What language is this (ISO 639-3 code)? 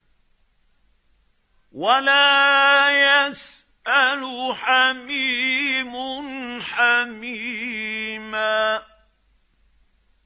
ara